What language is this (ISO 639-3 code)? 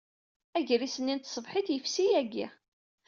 kab